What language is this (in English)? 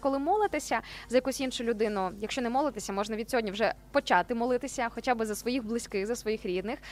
Ukrainian